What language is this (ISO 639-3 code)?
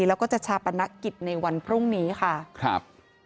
tha